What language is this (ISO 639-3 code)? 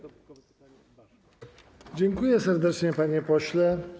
pol